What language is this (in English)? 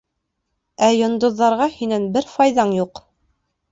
Bashkir